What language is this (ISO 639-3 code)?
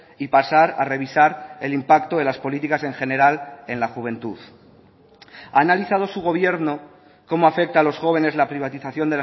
spa